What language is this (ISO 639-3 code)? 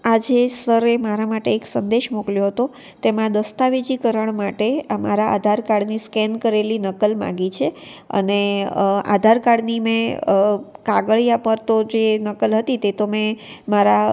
guj